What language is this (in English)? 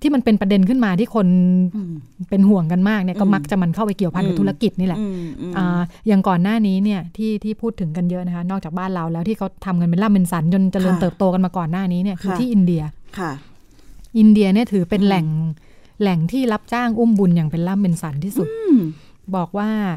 Thai